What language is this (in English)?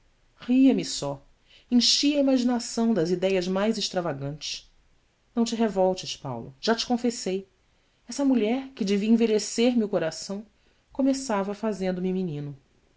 Portuguese